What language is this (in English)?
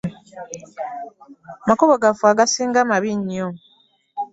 Ganda